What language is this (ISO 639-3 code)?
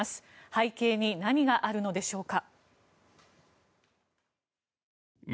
jpn